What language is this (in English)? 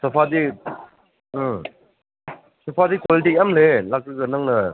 Manipuri